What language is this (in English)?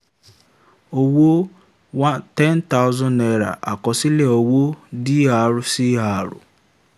Yoruba